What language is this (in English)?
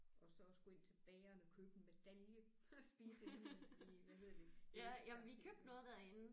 Danish